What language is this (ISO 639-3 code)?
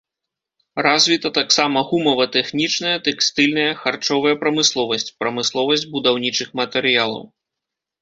bel